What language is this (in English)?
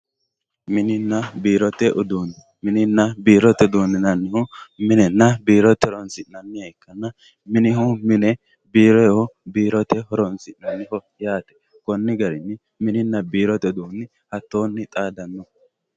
Sidamo